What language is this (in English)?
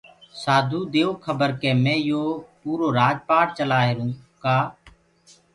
Gurgula